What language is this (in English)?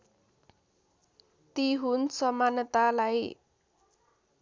Nepali